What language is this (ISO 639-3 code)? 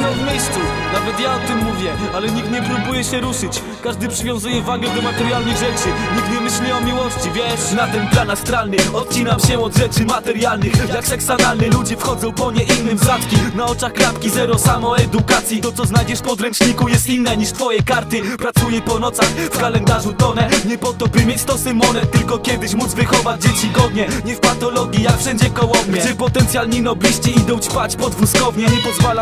pol